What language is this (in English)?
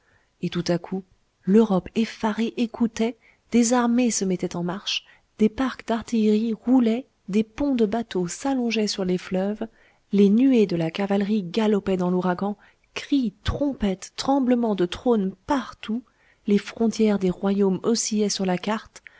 French